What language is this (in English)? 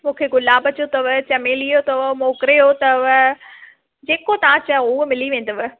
Sindhi